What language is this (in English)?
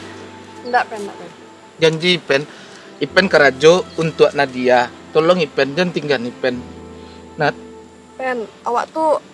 Indonesian